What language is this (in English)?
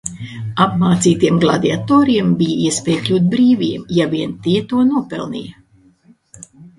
Latvian